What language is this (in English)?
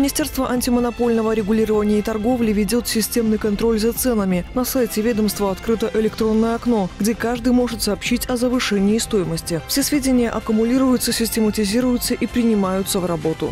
Russian